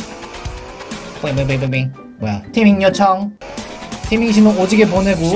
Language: Korean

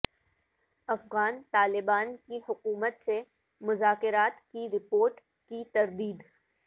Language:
Urdu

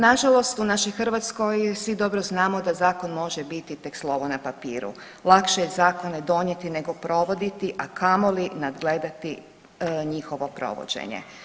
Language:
Croatian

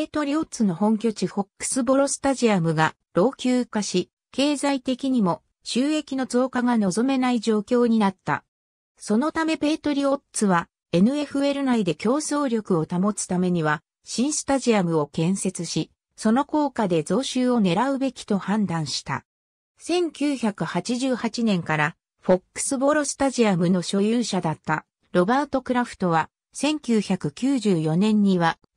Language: Japanese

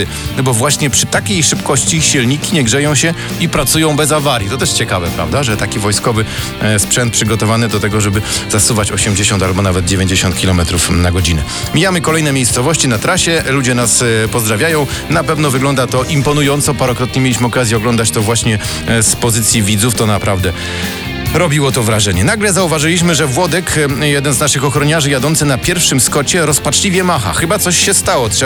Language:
Polish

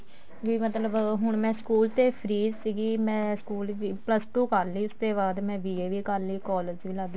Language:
Punjabi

